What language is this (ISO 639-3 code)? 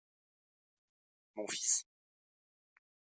fra